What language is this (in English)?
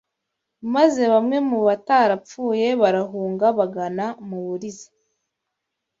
Kinyarwanda